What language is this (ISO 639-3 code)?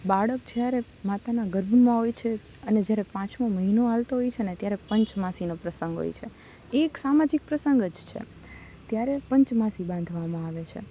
guj